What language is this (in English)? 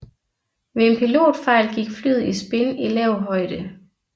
Danish